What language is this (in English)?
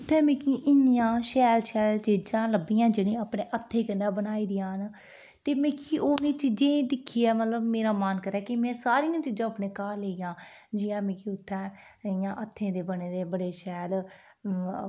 Dogri